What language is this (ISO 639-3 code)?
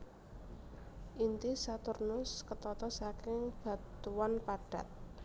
jav